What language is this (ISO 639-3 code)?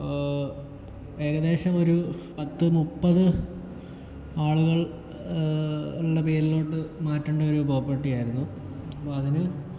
mal